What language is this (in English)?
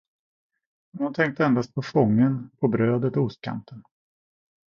Swedish